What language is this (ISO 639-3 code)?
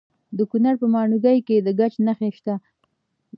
pus